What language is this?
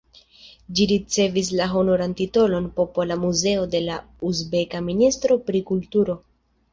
Esperanto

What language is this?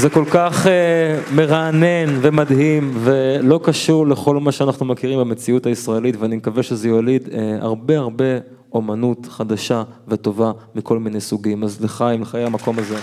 Hebrew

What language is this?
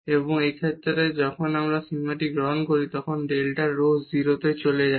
Bangla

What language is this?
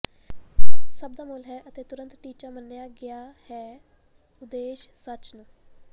Punjabi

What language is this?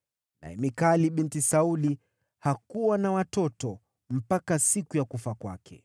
Swahili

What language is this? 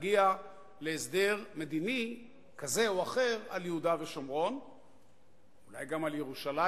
Hebrew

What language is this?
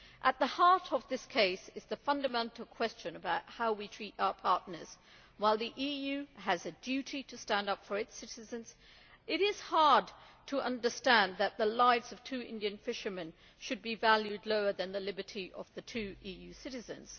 English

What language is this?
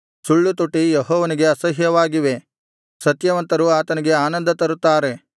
Kannada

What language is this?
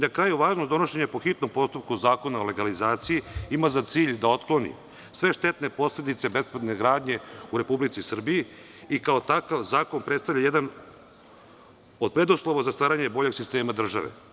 Serbian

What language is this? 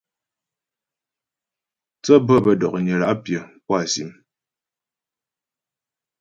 Ghomala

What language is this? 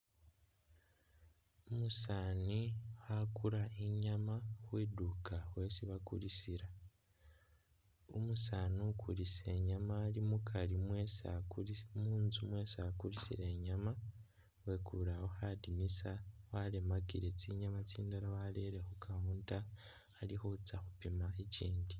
Masaaba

